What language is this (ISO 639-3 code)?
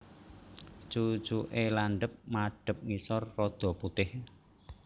jav